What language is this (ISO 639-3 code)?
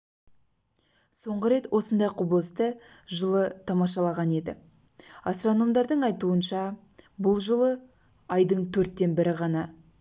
kaz